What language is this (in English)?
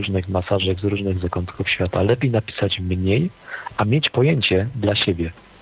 Polish